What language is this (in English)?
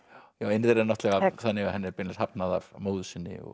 Icelandic